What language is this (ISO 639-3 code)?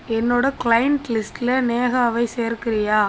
tam